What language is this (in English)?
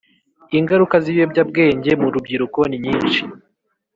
Kinyarwanda